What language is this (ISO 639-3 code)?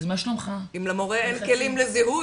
heb